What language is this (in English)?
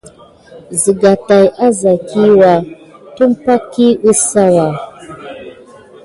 Gidar